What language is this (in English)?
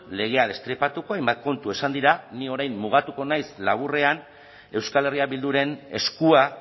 Basque